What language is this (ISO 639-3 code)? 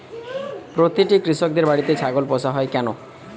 ben